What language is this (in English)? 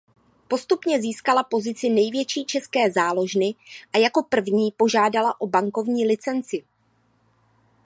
Czech